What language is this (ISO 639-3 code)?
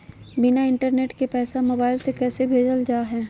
mag